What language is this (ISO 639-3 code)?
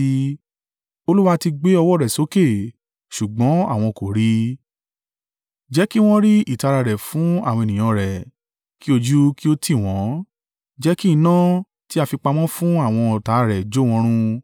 yor